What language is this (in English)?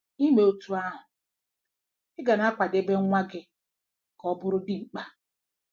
Igbo